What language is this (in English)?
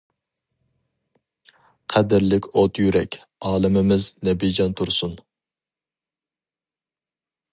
Uyghur